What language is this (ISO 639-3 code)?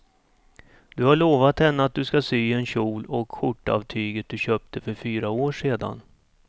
swe